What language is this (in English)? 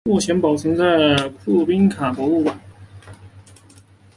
Chinese